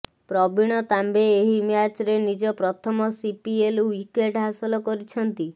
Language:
Odia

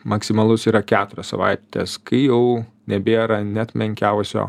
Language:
Lithuanian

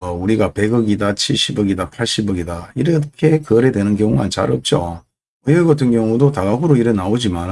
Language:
Korean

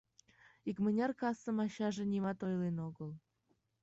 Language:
Mari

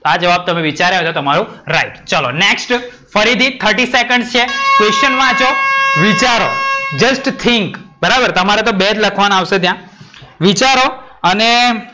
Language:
Gujarati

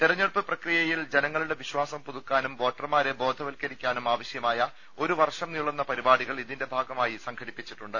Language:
Malayalam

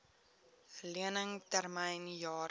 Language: Afrikaans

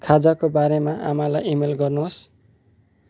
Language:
Nepali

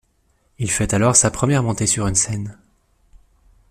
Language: French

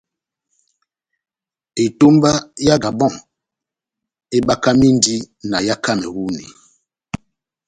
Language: Batanga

